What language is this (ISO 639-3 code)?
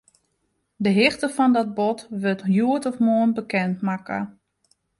fry